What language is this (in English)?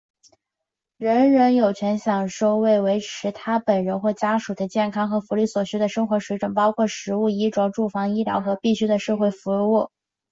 Chinese